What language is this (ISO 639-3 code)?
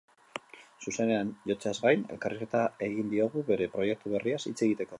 eus